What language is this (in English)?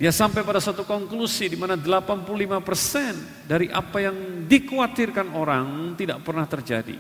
Indonesian